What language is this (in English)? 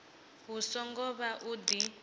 Venda